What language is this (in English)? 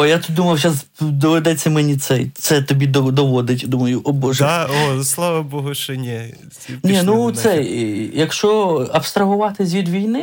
Ukrainian